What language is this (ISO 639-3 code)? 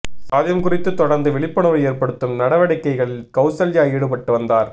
tam